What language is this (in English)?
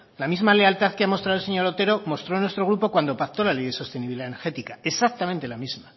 Spanish